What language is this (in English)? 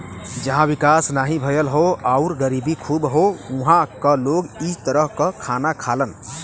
Bhojpuri